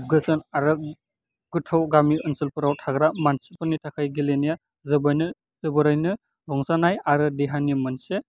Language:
Bodo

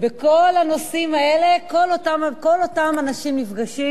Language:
Hebrew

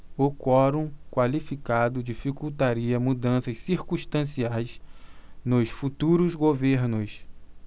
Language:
Portuguese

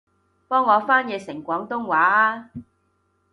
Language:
Cantonese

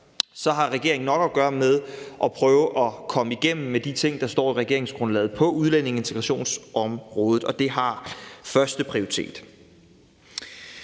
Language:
Danish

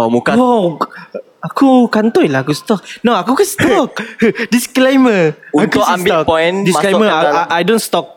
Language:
Malay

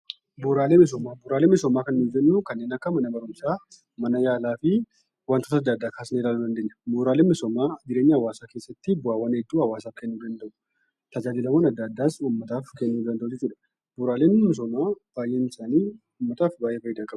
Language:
Oromo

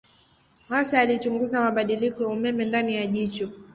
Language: Swahili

